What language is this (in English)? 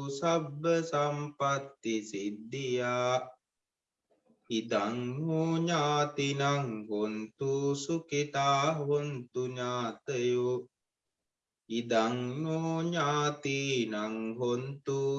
Vietnamese